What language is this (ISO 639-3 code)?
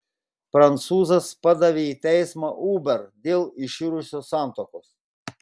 lit